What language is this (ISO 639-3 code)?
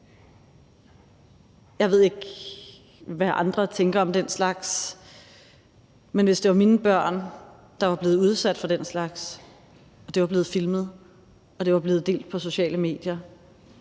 dan